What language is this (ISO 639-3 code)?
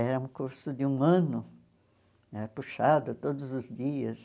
por